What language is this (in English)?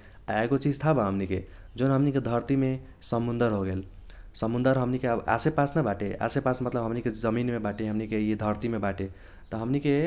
Kochila Tharu